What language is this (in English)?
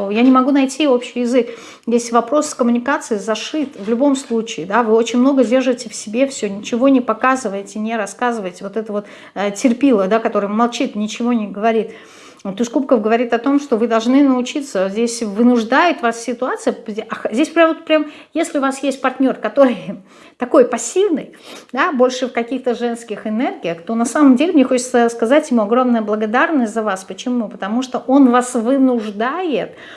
Russian